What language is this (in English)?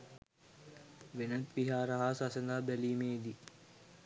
Sinhala